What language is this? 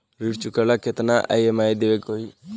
Bhojpuri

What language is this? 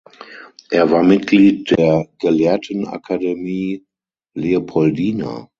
German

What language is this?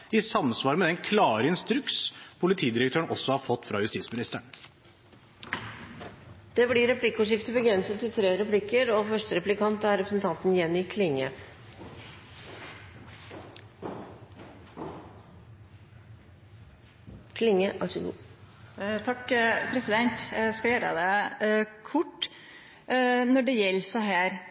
Norwegian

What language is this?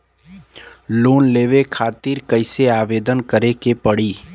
Bhojpuri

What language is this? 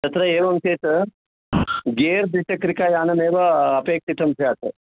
Sanskrit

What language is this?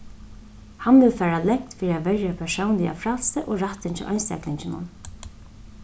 Faroese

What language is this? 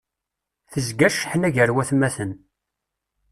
Kabyle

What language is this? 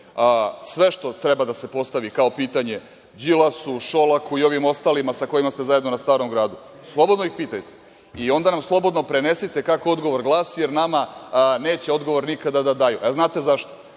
Serbian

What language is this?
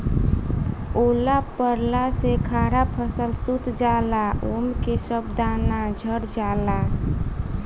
Bhojpuri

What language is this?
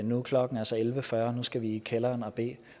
Danish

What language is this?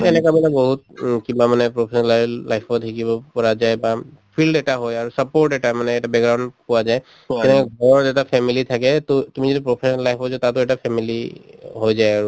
Assamese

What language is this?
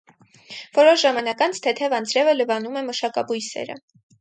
Armenian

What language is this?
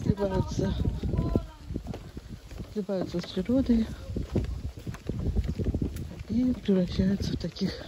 Russian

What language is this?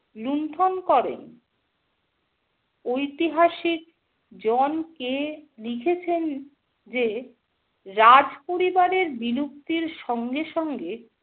Bangla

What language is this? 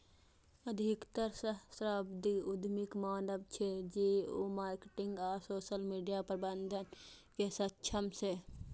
Maithili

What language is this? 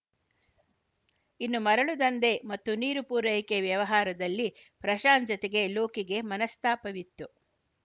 Kannada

